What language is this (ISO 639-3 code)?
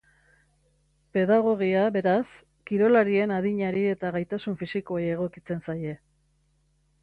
eus